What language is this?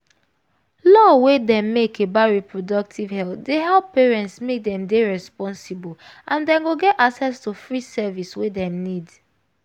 Nigerian Pidgin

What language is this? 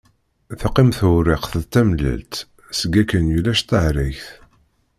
Kabyle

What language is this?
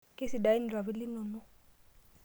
Masai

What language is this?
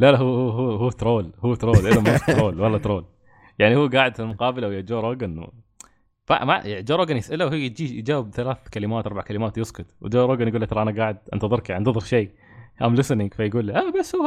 Arabic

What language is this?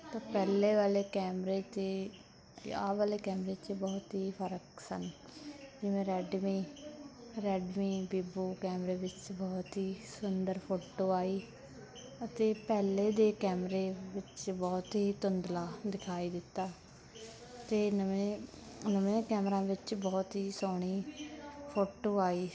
Punjabi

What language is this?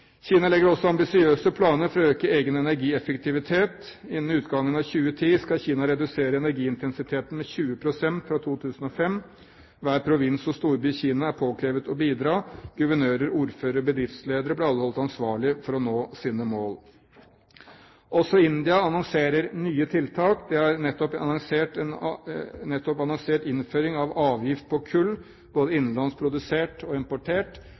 Norwegian Bokmål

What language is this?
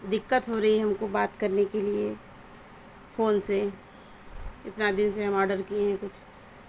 Urdu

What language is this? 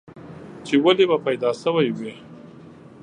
Pashto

